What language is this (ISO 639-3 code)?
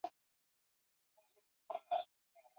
zho